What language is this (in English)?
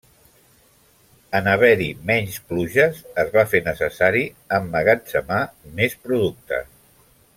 Catalan